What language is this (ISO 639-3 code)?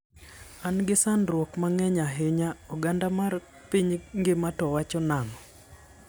luo